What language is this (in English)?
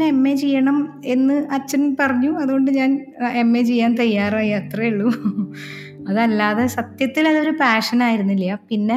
Malayalam